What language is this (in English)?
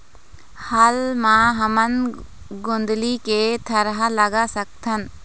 Chhattisgarhi